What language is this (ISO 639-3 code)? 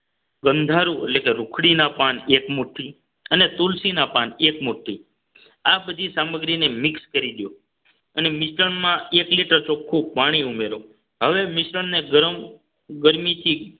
guj